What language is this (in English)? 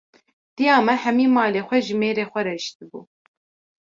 Kurdish